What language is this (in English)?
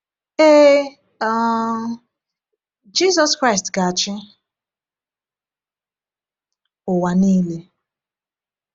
Igbo